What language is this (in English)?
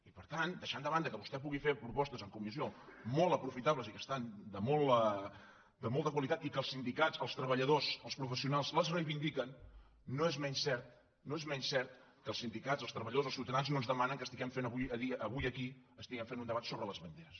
Catalan